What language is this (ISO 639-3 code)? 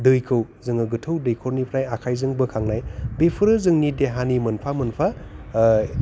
brx